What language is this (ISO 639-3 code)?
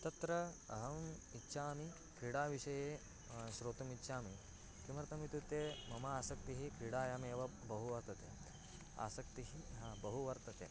san